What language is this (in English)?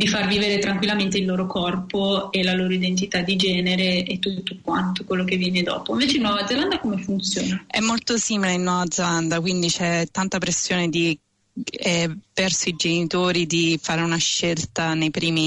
Italian